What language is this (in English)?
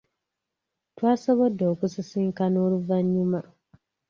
Ganda